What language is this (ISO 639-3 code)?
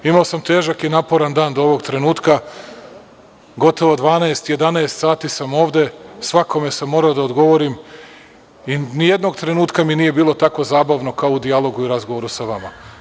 srp